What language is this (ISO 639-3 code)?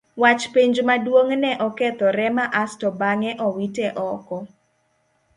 luo